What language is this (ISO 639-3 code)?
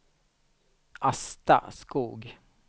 swe